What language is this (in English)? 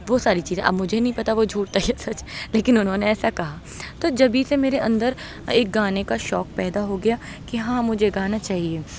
Urdu